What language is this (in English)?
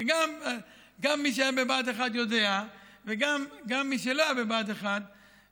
Hebrew